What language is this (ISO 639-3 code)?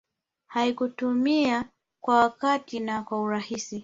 swa